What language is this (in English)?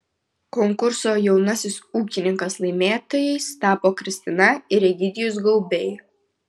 Lithuanian